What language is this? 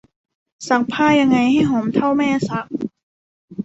Thai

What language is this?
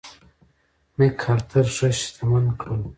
Pashto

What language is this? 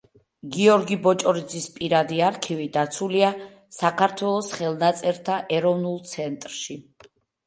Georgian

